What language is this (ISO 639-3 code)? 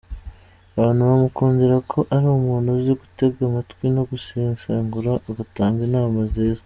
kin